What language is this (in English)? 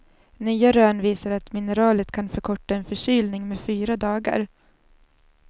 Swedish